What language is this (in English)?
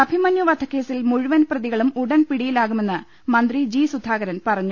Malayalam